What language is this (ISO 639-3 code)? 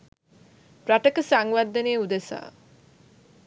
sin